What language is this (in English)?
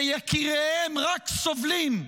Hebrew